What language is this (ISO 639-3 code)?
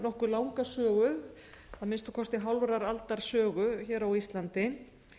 isl